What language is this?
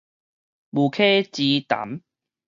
Min Nan Chinese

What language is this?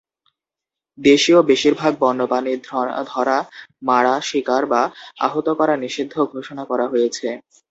Bangla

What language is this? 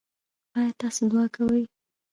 Pashto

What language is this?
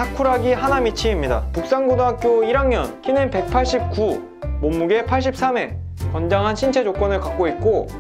Korean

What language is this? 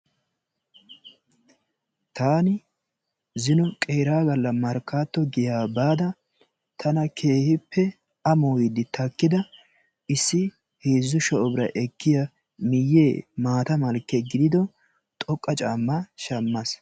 Wolaytta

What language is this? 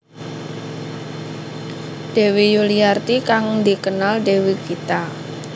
Javanese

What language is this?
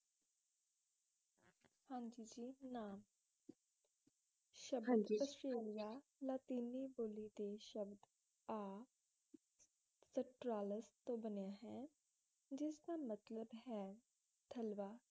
Punjabi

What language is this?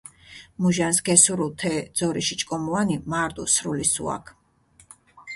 Mingrelian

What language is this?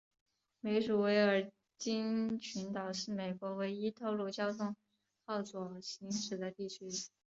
Chinese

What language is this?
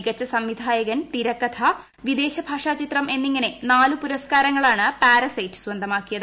Malayalam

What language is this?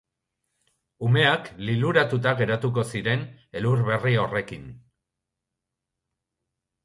Basque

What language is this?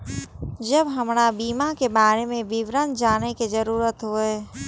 Maithili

